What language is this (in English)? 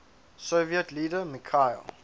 English